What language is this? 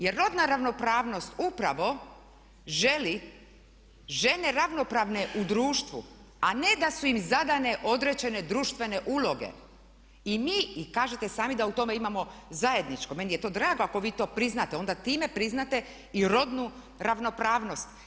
Croatian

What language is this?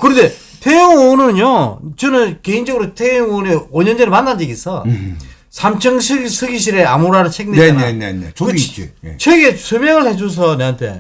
Korean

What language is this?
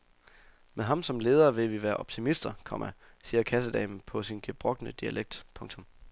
Danish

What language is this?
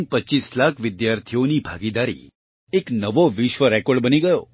Gujarati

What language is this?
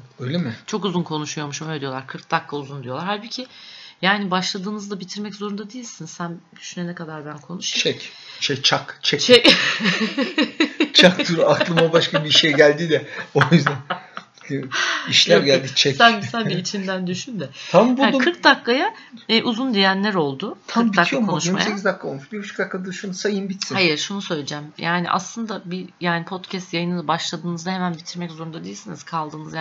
Turkish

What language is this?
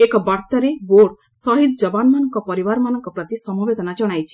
Odia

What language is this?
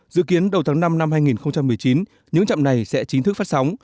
Vietnamese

